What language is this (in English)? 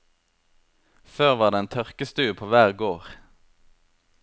Norwegian